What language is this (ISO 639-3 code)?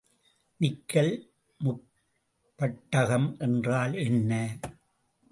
tam